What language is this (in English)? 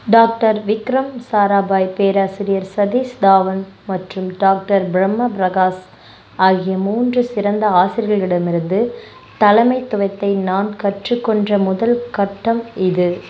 Tamil